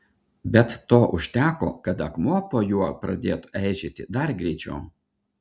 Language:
Lithuanian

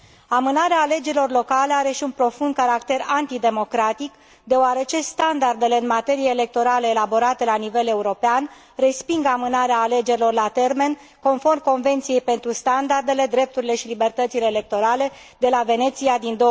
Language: Romanian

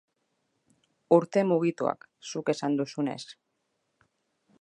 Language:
Basque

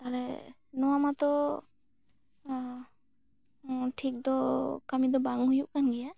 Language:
Santali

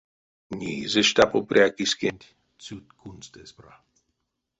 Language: Erzya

